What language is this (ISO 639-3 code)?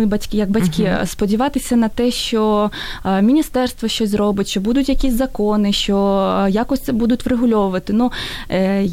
ukr